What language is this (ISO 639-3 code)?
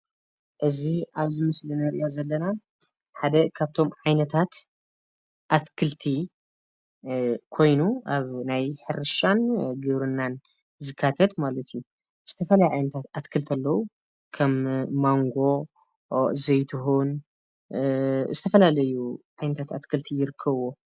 tir